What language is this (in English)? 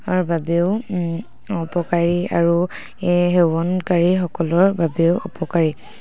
Assamese